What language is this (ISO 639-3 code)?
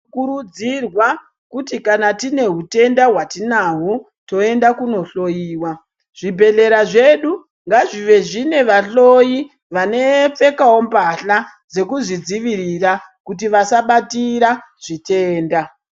ndc